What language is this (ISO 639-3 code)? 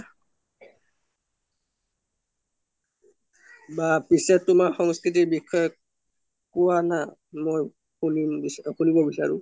asm